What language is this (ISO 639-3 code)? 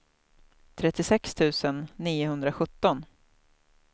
swe